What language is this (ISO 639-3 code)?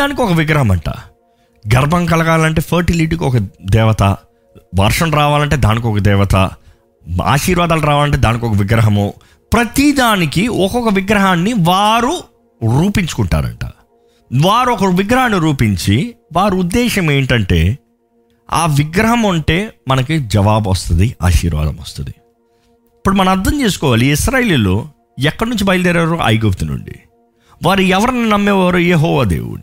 tel